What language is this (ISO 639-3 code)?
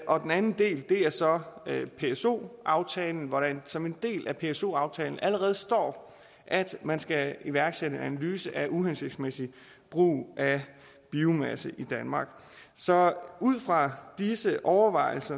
dan